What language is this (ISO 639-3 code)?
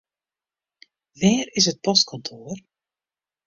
fry